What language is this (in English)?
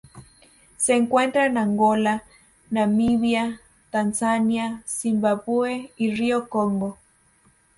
Spanish